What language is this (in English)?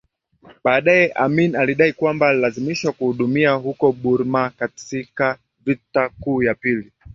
Swahili